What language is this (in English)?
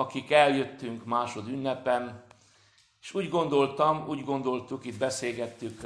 Hungarian